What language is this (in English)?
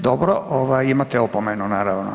Croatian